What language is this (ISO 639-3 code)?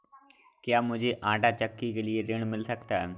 hin